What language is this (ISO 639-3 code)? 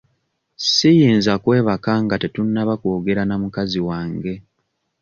lug